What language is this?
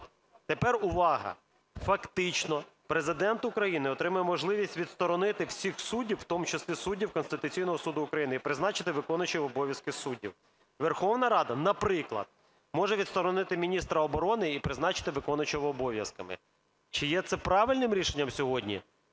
Ukrainian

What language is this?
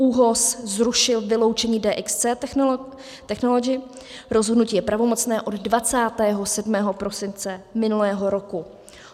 Czech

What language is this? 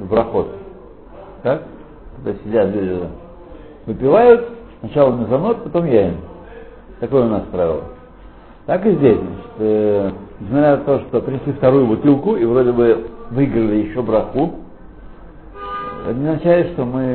Russian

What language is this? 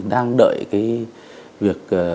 Vietnamese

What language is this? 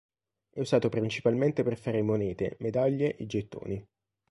Italian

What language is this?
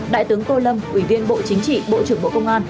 Vietnamese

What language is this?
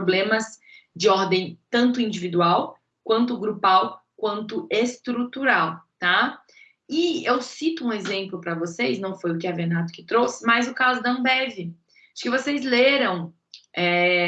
Portuguese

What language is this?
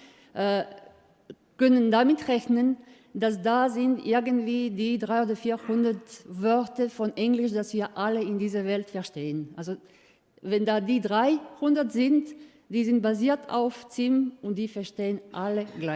German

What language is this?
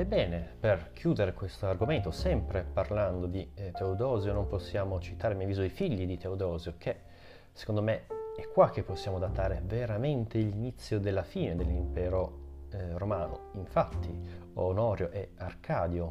Italian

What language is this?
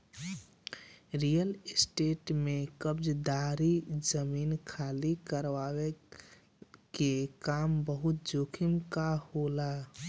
Bhojpuri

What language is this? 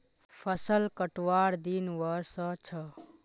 Magahi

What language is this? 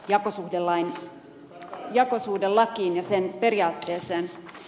Finnish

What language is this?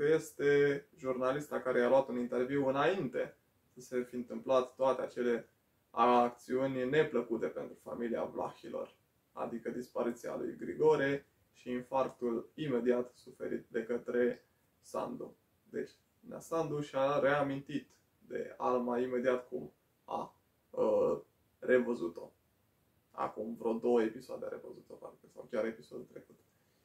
Romanian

